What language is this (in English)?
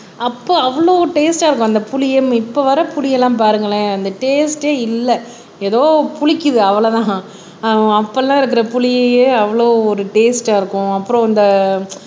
Tamil